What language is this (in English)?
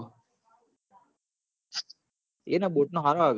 Gujarati